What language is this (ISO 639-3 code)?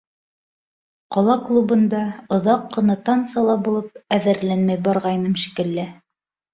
bak